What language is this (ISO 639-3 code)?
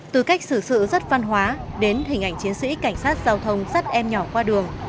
vie